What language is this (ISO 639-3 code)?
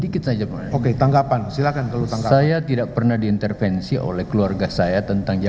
ind